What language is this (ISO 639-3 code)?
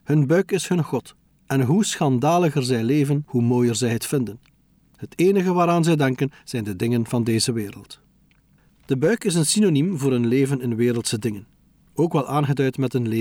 nld